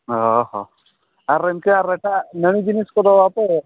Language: Santali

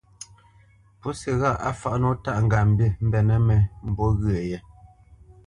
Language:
Bamenyam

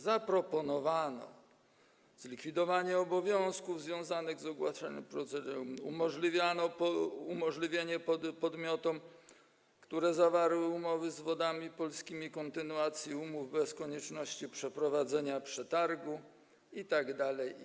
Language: Polish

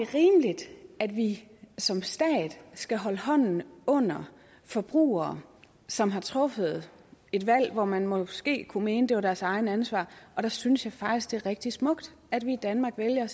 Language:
Danish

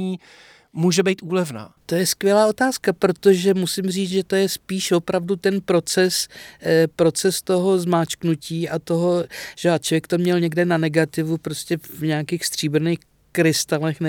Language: Czech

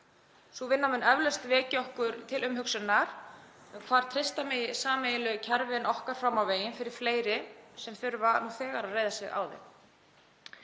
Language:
Icelandic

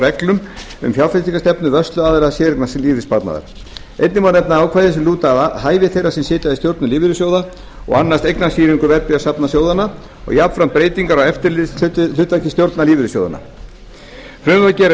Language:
Icelandic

